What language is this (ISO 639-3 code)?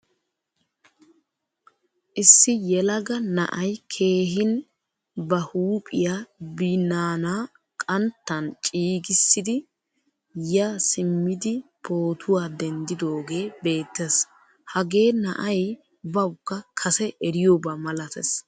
wal